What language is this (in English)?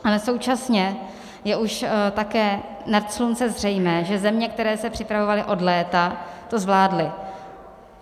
Czech